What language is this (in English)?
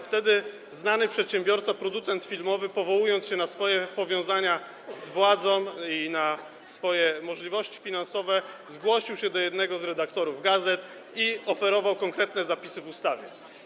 Polish